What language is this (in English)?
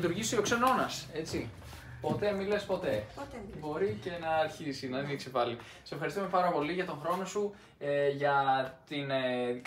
Greek